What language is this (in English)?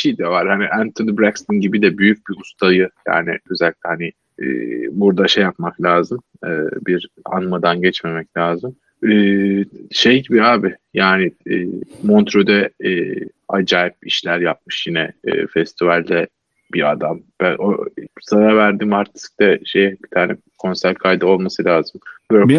Turkish